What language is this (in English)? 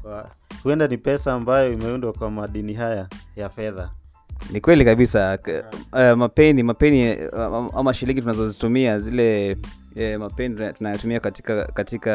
Swahili